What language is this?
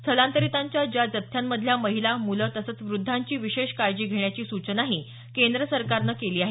Marathi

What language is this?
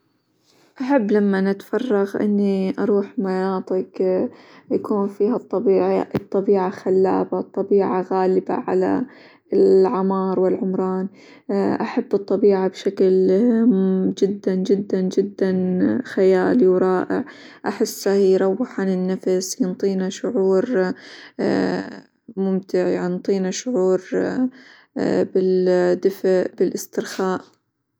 Hijazi Arabic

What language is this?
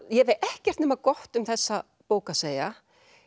Icelandic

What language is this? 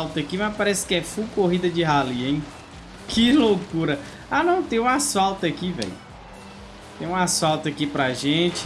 Portuguese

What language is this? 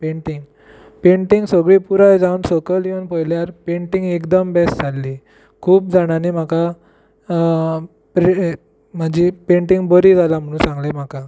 Konkani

